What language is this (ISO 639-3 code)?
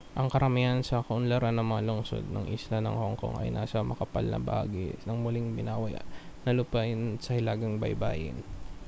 fil